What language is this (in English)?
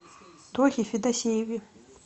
Russian